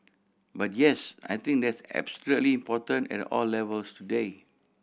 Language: English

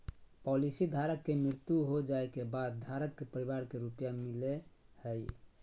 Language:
Magahi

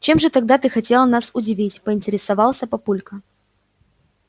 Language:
Russian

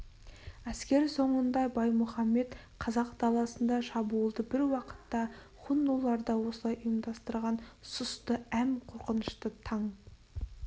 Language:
Kazakh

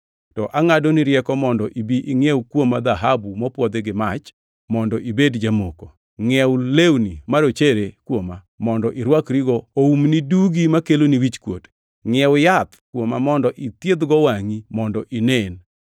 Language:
Luo (Kenya and Tanzania)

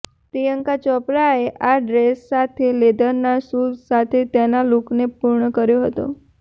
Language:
Gujarati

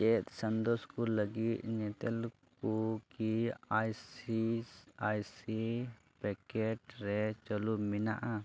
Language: Santali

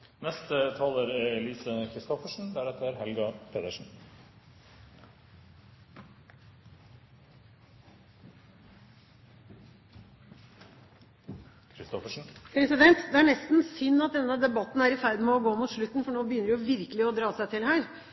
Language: Norwegian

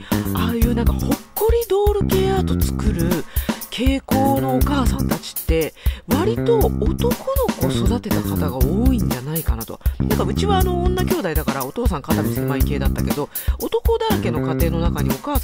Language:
Japanese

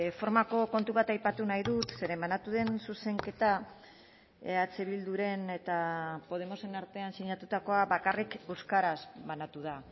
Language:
Basque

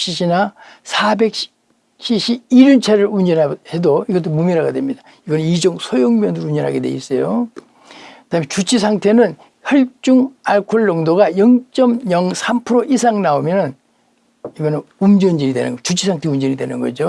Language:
Korean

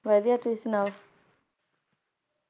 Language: Punjabi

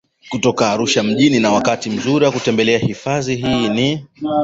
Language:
Swahili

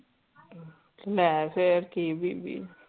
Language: Punjabi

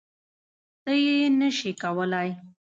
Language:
Pashto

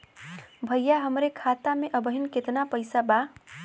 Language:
Bhojpuri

